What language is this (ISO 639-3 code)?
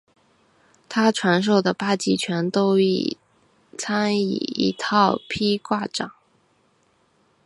zho